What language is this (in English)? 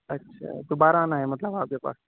Urdu